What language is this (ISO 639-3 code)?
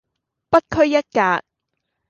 yue